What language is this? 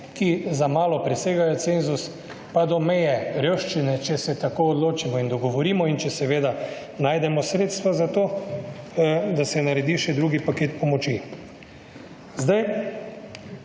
Slovenian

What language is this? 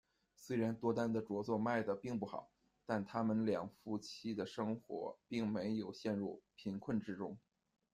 Chinese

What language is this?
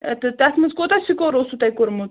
Kashmiri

